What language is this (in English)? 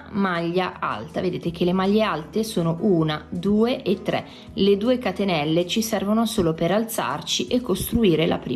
Italian